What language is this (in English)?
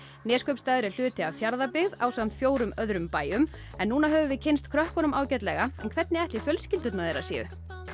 Icelandic